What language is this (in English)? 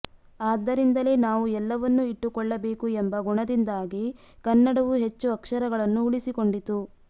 Kannada